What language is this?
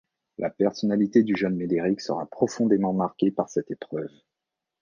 French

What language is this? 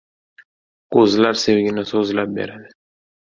Uzbek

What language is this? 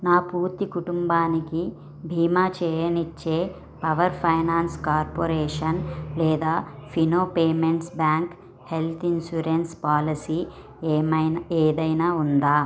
Telugu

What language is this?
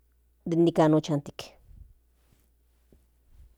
Central Nahuatl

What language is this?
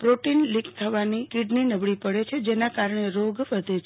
Gujarati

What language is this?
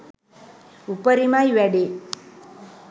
Sinhala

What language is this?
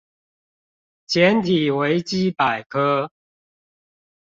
Chinese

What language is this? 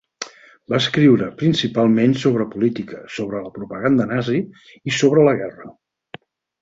Catalan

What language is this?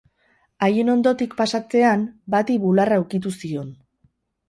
Basque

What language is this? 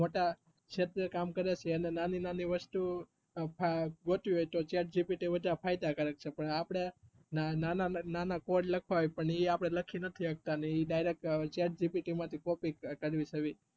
Gujarati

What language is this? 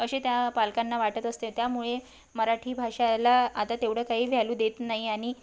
Marathi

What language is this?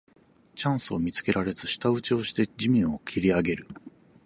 Japanese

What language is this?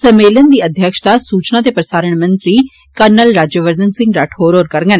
Dogri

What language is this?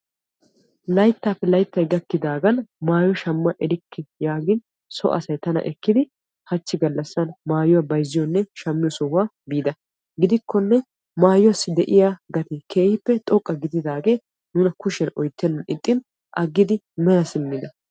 Wolaytta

